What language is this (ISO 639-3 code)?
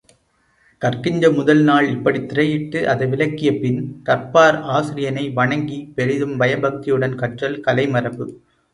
tam